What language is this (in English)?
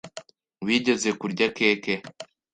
Kinyarwanda